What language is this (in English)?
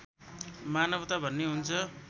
Nepali